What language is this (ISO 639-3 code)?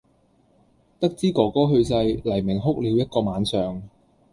yue